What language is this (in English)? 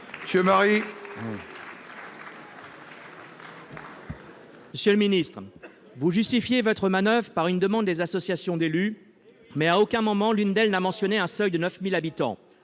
French